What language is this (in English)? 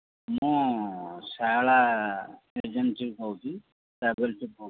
Odia